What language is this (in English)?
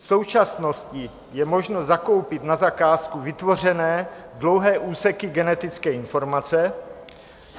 Czech